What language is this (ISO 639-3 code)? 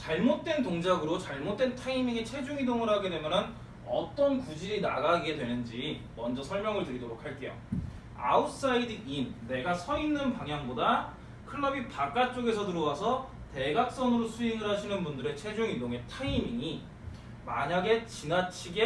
kor